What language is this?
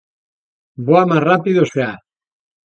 Galician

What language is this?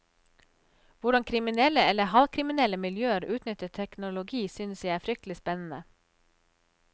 Norwegian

